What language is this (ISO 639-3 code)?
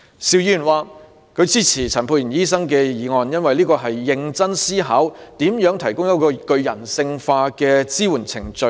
yue